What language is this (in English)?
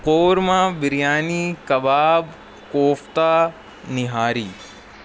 Urdu